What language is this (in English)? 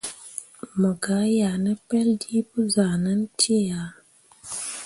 Mundang